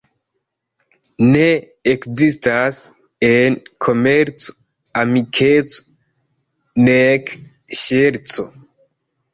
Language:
Esperanto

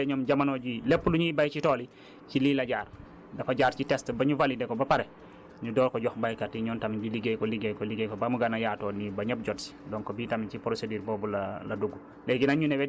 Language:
Wolof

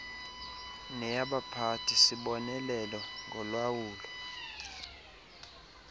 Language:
Xhosa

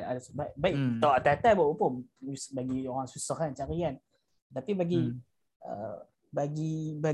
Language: Malay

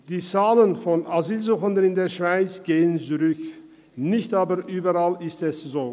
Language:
Swiss German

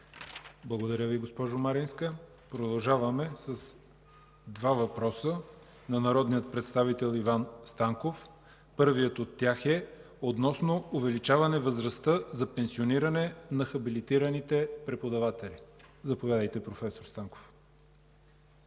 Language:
Bulgarian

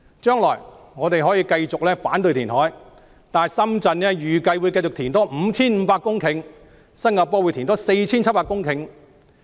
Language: Cantonese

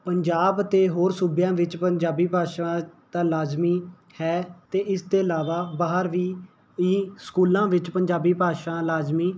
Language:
Punjabi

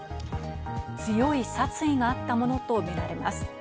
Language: Japanese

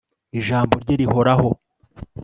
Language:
Kinyarwanda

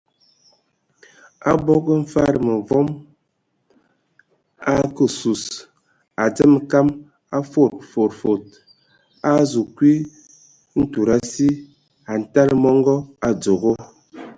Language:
Ewondo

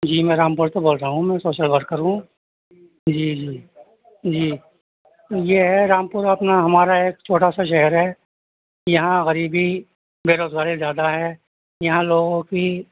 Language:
Urdu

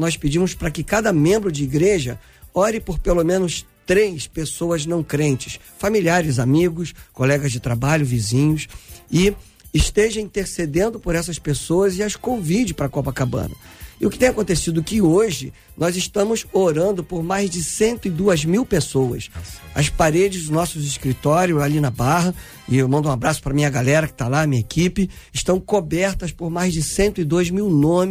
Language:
Portuguese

